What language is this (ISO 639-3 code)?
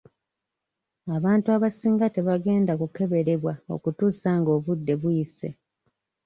lug